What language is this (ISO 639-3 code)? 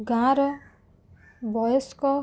ori